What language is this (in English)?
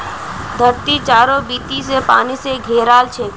Magahi